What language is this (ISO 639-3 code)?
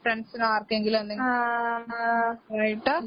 mal